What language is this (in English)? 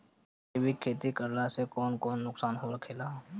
Bhojpuri